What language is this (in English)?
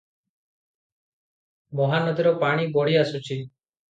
Odia